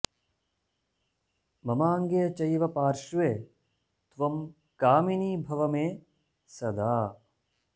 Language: Sanskrit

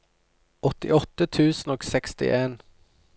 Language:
Norwegian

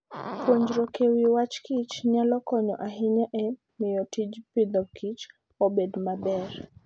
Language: Luo (Kenya and Tanzania)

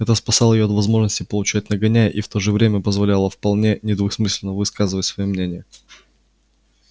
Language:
Russian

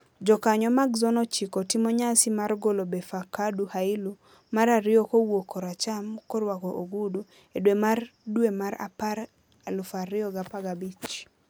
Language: Luo (Kenya and Tanzania)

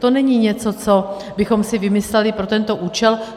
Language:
Czech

